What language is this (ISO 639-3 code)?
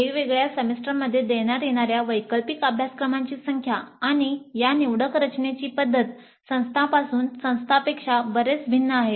mar